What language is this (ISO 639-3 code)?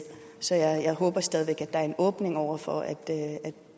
dan